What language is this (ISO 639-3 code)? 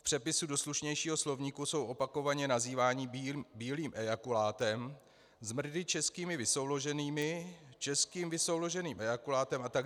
ces